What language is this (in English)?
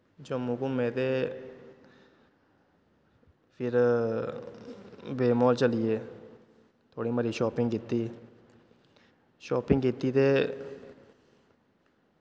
Dogri